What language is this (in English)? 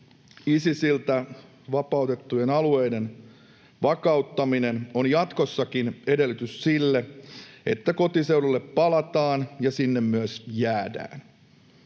Finnish